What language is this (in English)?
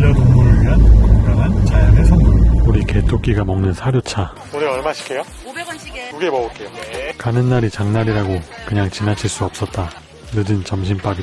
Korean